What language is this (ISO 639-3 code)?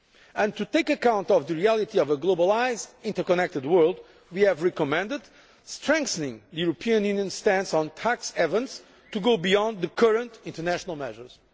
eng